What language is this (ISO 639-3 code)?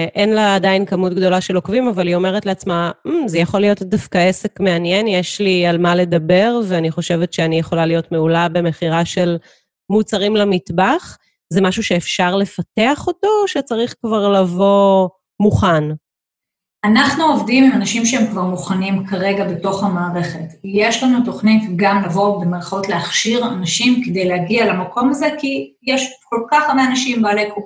heb